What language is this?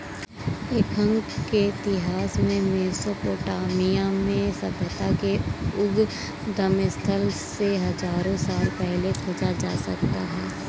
Hindi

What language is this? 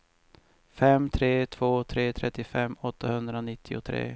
Swedish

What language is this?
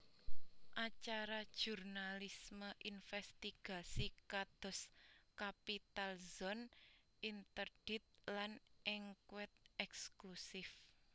Javanese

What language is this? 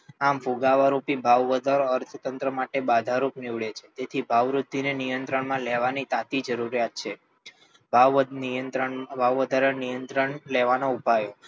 Gujarati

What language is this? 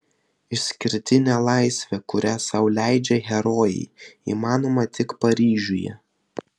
Lithuanian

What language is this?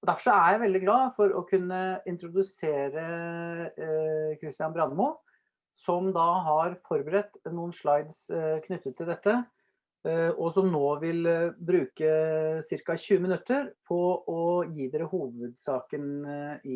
Norwegian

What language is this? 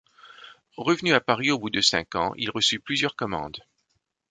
French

